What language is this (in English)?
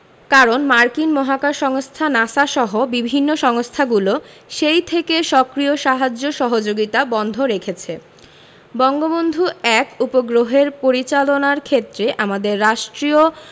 Bangla